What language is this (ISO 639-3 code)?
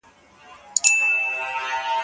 pus